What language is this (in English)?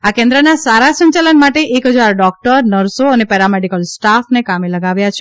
Gujarati